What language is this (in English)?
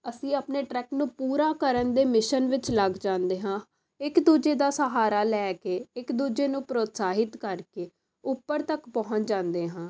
Punjabi